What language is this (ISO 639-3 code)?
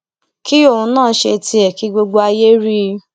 yor